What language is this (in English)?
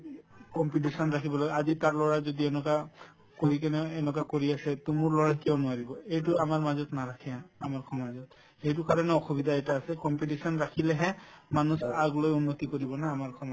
Assamese